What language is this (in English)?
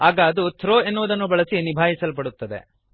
Kannada